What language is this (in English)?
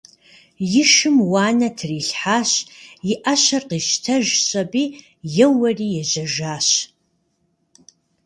Kabardian